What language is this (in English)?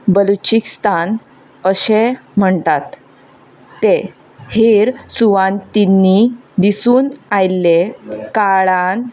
Konkani